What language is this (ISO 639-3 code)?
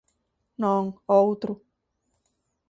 glg